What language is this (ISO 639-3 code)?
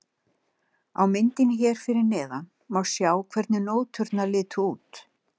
isl